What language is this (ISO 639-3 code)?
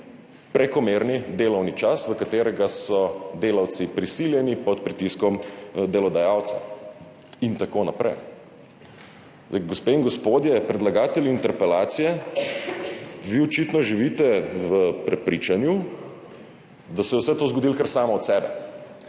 slv